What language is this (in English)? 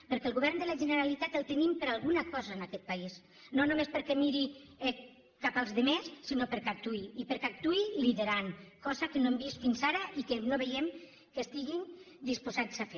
Catalan